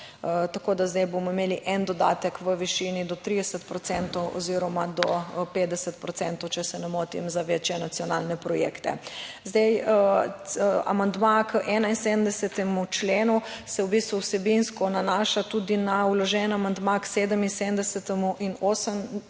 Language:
Slovenian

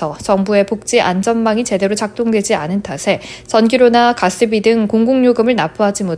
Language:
Korean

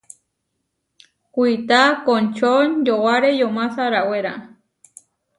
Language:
Huarijio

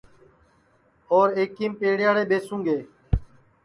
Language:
Sansi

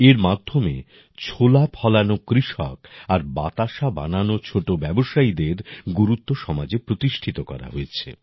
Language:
Bangla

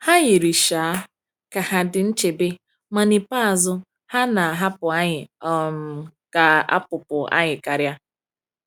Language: Igbo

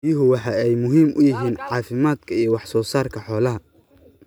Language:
Somali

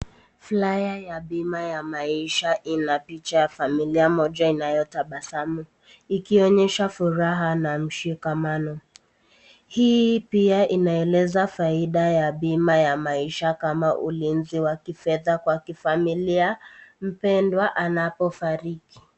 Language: Swahili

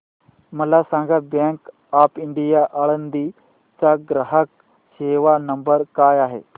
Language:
Marathi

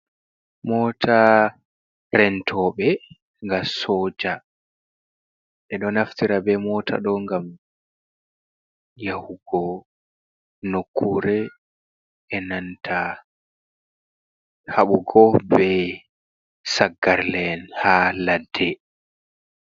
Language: Fula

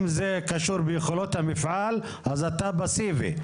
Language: Hebrew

